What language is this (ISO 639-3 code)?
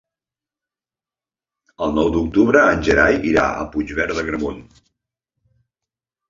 cat